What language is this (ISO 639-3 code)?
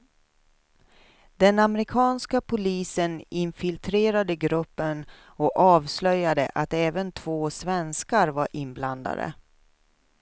swe